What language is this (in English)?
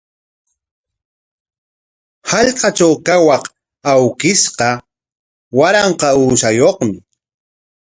Corongo Ancash Quechua